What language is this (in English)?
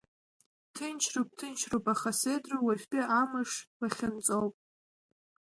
Abkhazian